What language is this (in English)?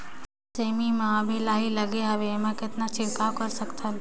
Chhattisgarhi